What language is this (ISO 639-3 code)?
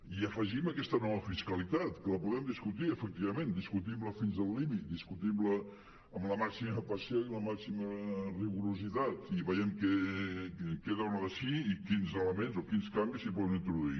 cat